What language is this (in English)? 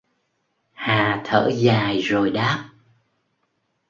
Vietnamese